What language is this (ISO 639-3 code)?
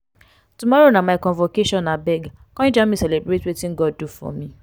pcm